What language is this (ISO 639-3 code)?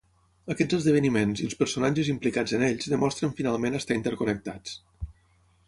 cat